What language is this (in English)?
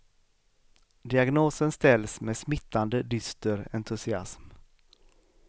Swedish